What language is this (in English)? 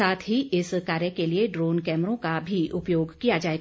Hindi